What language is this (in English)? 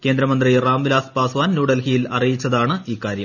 Malayalam